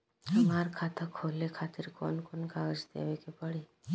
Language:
Bhojpuri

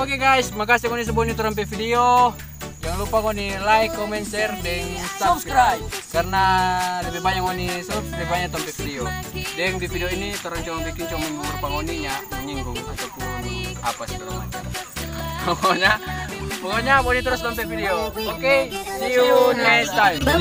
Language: Romanian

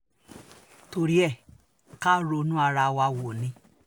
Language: Yoruba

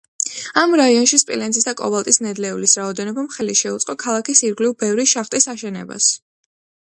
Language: Georgian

